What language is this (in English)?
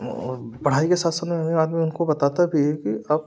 Hindi